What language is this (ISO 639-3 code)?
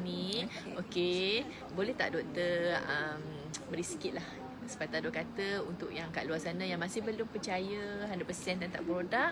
msa